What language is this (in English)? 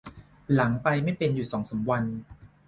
Thai